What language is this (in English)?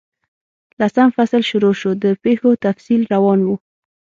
Pashto